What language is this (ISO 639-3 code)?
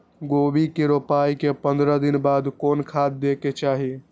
mai